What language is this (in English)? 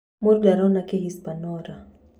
Kikuyu